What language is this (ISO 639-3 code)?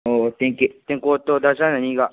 mni